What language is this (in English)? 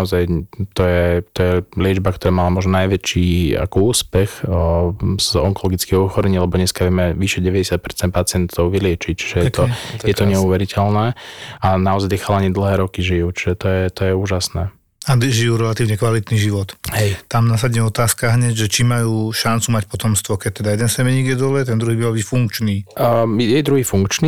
Slovak